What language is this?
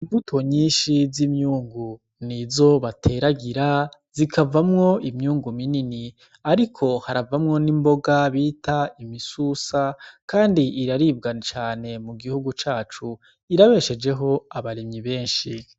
Rundi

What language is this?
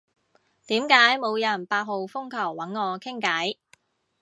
Cantonese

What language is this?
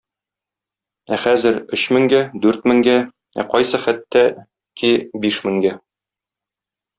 Tatar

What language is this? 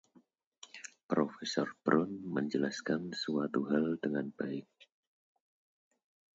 Indonesian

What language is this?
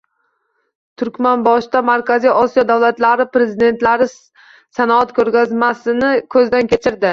Uzbek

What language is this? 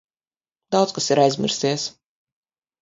Latvian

